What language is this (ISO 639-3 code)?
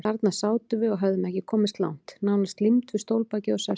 isl